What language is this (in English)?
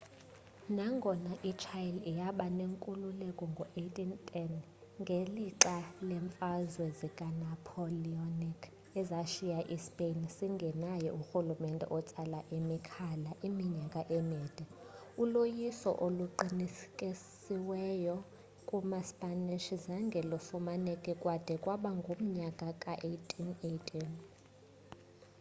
Xhosa